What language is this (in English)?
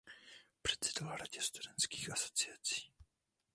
Czech